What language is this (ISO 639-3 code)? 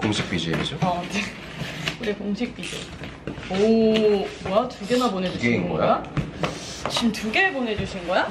kor